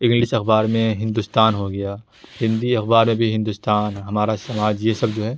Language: Urdu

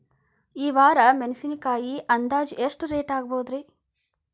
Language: Kannada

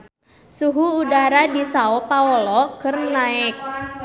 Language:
Sundanese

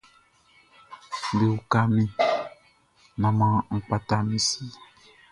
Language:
Baoulé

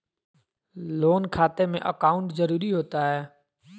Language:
Magahi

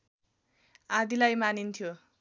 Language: Nepali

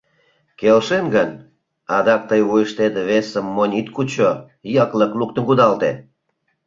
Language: Mari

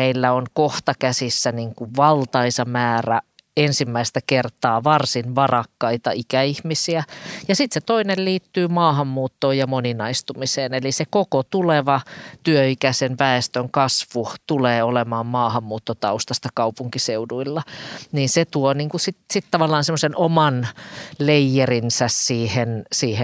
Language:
Finnish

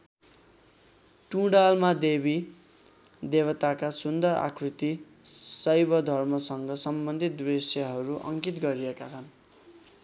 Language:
Nepali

